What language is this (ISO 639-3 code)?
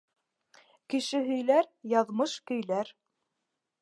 bak